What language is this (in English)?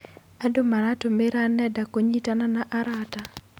Kikuyu